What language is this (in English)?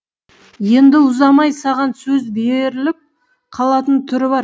Kazakh